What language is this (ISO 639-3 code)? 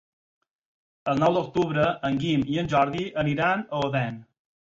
cat